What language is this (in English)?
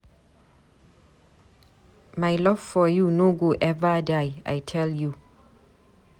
Nigerian Pidgin